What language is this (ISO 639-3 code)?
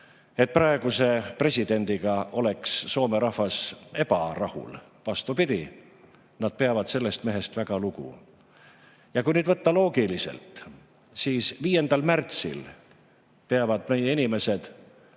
est